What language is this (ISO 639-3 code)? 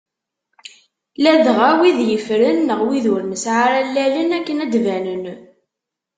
kab